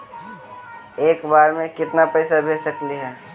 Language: Magahi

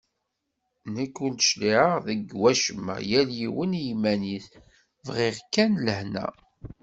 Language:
Kabyle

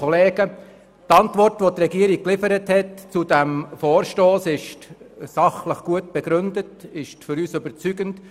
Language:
Swiss German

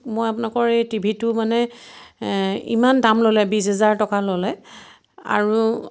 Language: Assamese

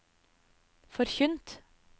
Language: Norwegian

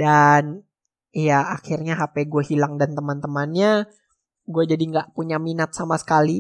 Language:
Indonesian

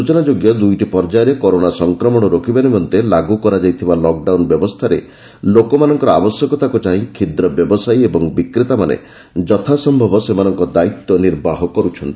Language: Odia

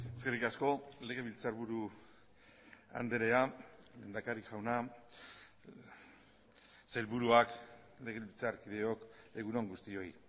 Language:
Basque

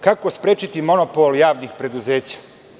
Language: Serbian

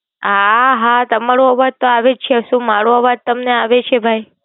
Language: Gujarati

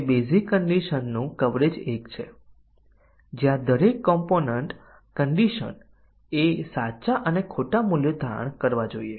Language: Gujarati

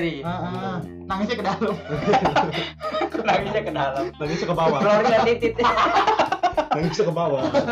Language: Indonesian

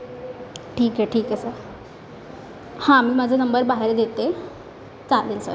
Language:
Marathi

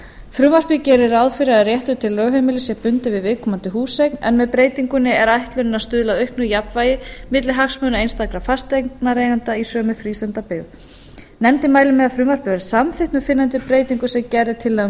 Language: Icelandic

